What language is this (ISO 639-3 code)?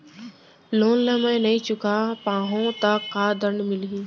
hne